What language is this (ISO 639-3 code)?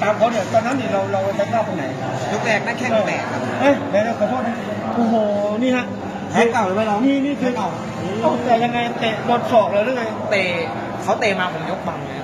tha